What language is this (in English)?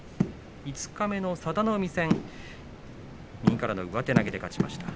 Japanese